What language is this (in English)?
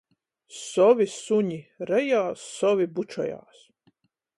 Latgalian